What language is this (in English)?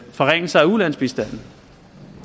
Danish